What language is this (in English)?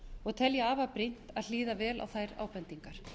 Icelandic